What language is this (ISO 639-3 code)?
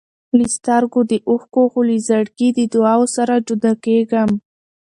pus